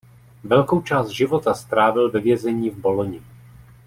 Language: Czech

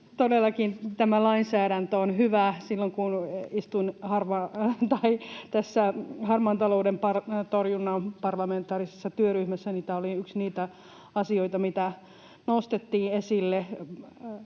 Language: Finnish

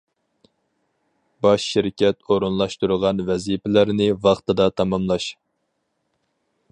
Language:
Uyghur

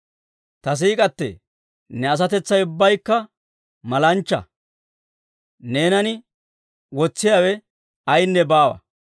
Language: Dawro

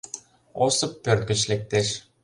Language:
Mari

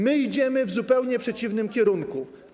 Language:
Polish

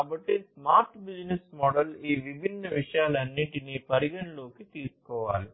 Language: Telugu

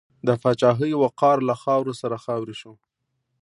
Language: Pashto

